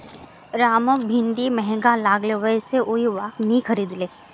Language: Magahi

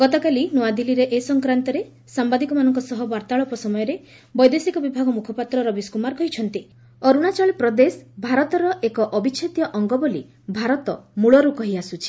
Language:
Odia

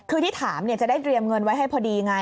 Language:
Thai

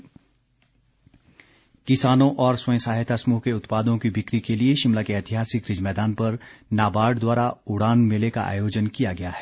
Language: Hindi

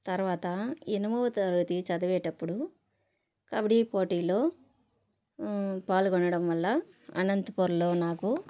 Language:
Telugu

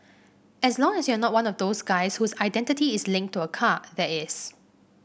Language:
English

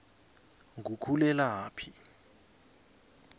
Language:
South Ndebele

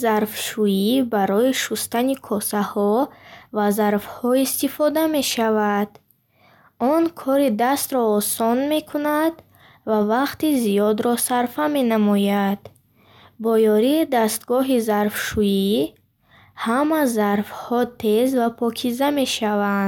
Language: Bukharic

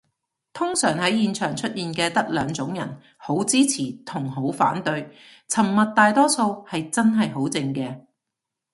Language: Cantonese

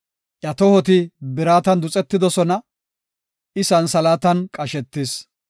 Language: Gofa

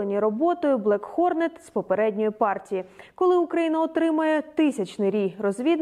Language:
Ukrainian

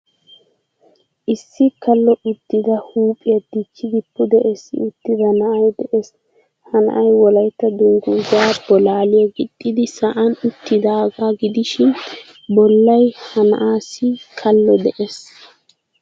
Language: Wolaytta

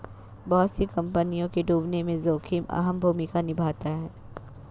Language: Hindi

